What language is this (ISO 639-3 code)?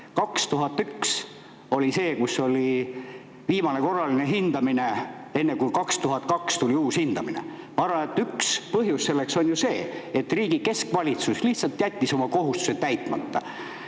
est